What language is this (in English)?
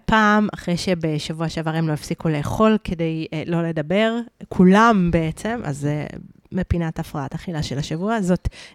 Hebrew